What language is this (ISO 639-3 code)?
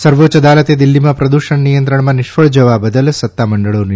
guj